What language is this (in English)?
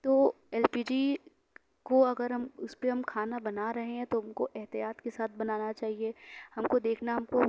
Urdu